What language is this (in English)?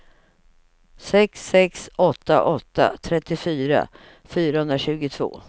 Swedish